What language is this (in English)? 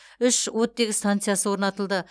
Kazakh